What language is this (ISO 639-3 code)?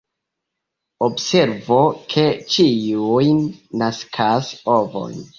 epo